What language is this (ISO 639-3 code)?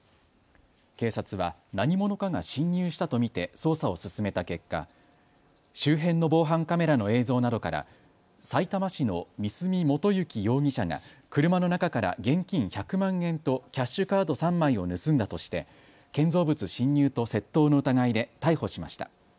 jpn